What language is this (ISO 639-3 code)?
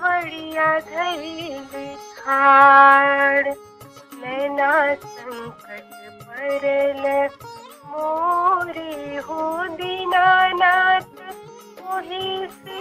hin